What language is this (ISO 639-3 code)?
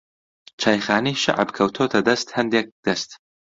ckb